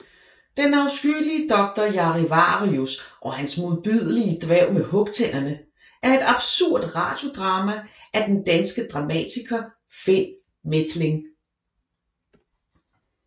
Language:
Danish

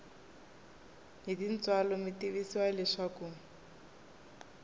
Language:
Tsonga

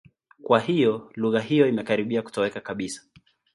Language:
Swahili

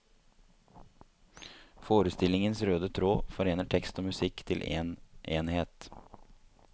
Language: Norwegian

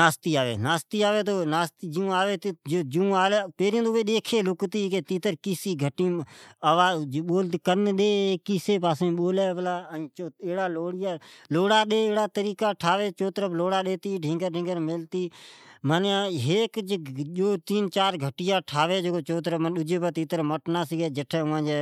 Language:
Od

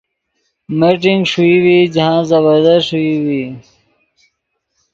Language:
Yidgha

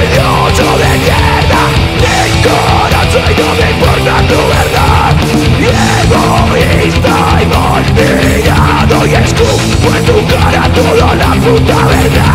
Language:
Spanish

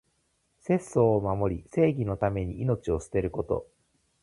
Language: Japanese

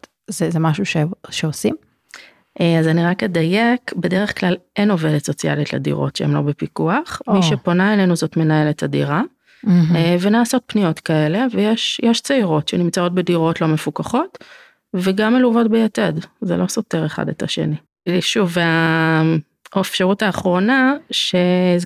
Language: Hebrew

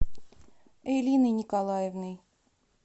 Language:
Russian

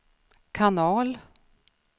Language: Swedish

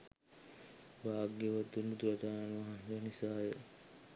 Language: Sinhala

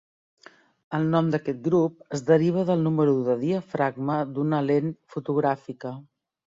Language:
Catalan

